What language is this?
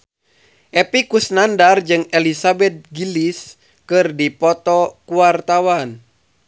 Sundanese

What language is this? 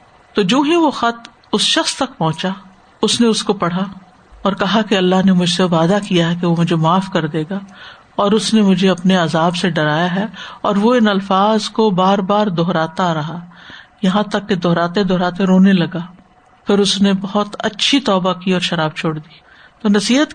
Urdu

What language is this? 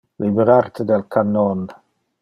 Interlingua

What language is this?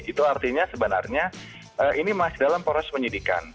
Indonesian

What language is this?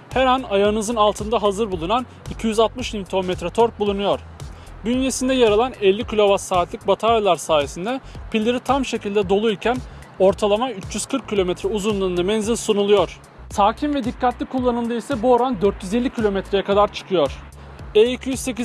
Turkish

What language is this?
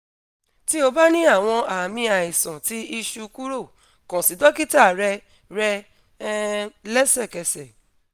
Yoruba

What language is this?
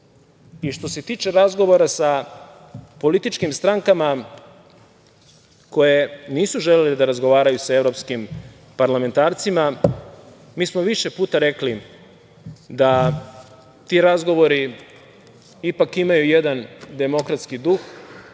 Serbian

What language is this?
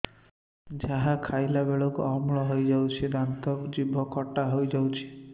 Odia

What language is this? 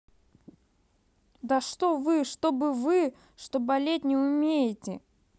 Russian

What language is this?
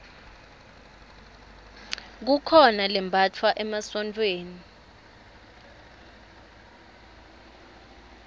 Swati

